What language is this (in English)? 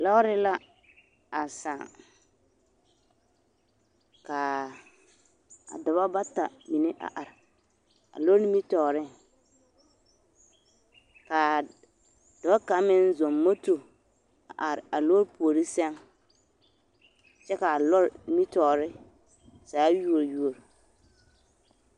Southern Dagaare